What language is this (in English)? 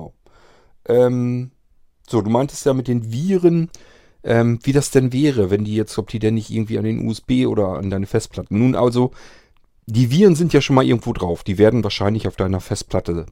German